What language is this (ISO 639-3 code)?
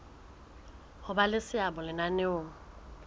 sot